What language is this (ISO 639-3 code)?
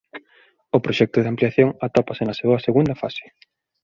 glg